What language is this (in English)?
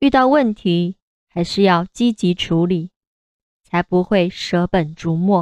Chinese